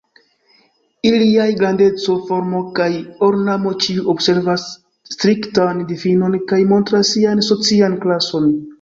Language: Esperanto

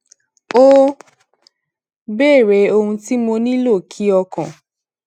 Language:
Yoruba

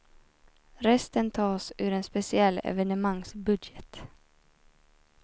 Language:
Swedish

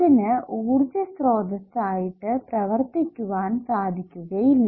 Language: Malayalam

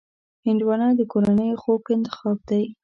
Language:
Pashto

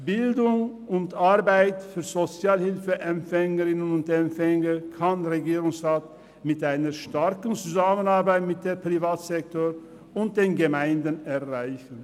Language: Swiss German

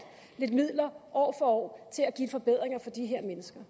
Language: Danish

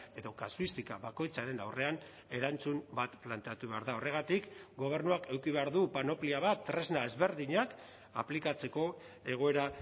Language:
Basque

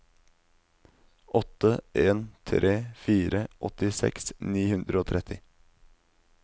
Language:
Norwegian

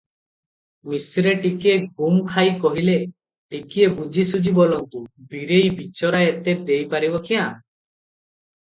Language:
Odia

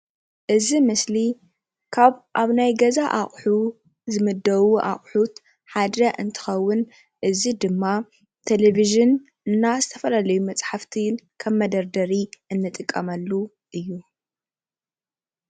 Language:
Tigrinya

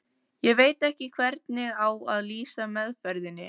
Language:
Icelandic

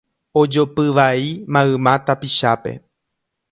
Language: Guarani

